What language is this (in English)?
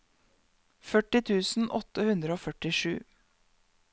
Norwegian